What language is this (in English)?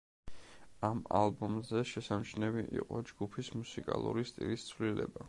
Georgian